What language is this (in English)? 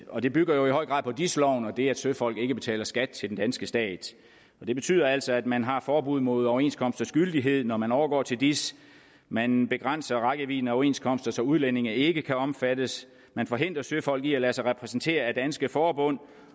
Danish